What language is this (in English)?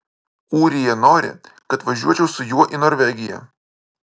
Lithuanian